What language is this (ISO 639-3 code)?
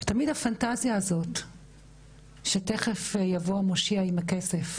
heb